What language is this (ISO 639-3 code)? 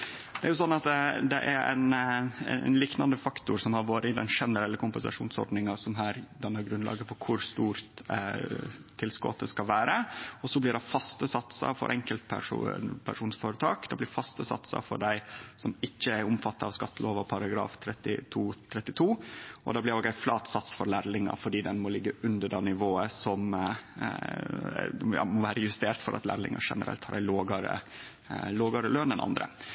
nno